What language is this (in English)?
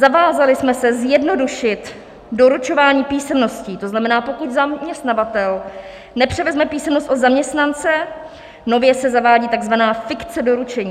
Czech